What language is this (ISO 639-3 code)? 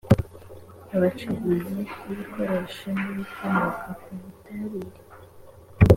kin